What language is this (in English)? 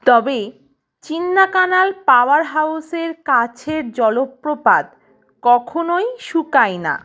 Bangla